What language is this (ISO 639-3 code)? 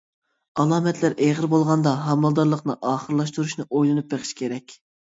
uig